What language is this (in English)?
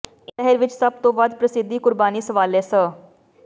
Punjabi